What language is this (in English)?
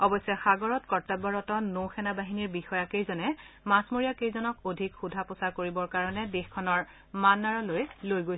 Assamese